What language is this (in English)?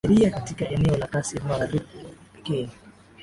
Swahili